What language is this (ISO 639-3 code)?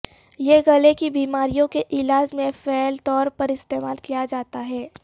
urd